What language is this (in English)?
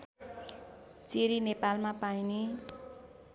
Nepali